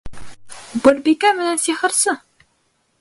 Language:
Bashkir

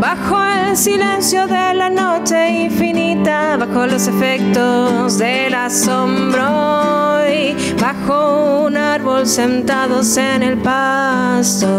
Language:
Spanish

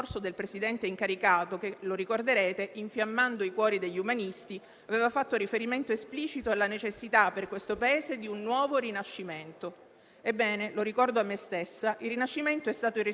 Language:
Italian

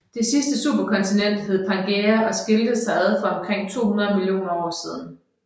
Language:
Danish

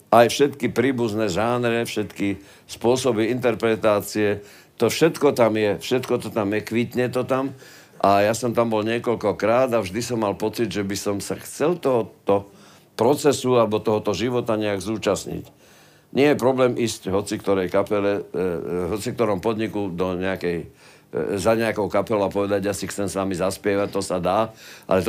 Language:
Slovak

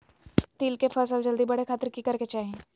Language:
Magahi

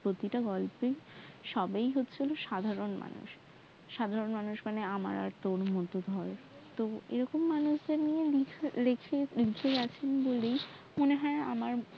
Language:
Bangla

